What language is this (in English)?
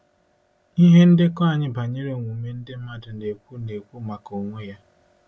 Igbo